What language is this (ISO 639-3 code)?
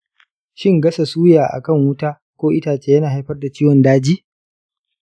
hau